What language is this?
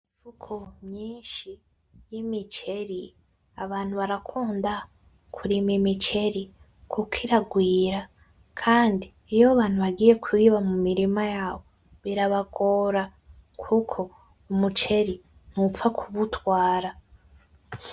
Rundi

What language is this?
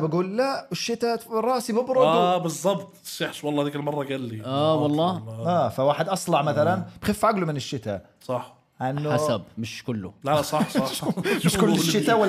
Arabic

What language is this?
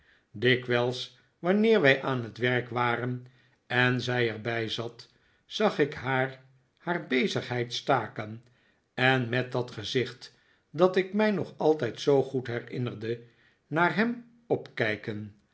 Dutch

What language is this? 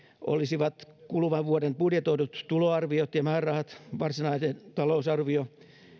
Finnish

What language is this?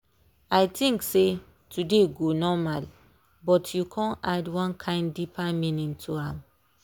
Nigerian Pidgin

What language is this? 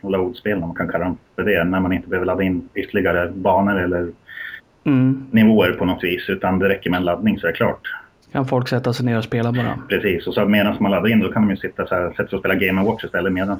Swedish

